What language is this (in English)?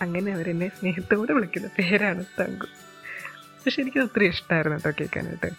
Malayalam